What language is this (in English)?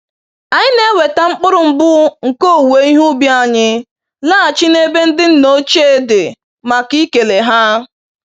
Igbo